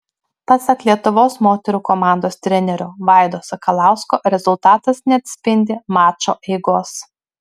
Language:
Lithuanian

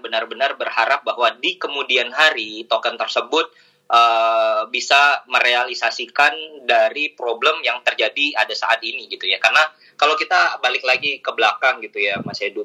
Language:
Indonesian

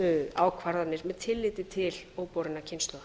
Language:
Icelandic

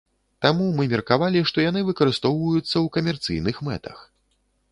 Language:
Belarusian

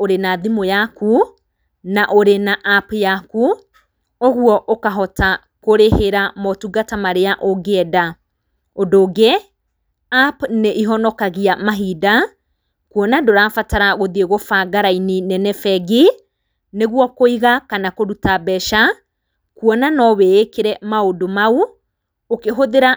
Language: Kikuyu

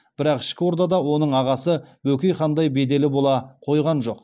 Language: Kazakh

